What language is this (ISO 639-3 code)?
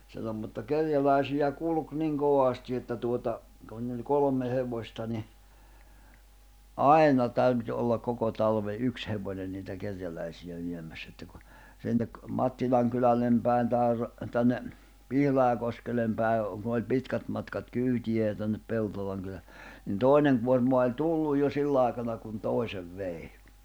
fin